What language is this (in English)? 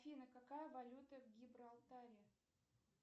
Russian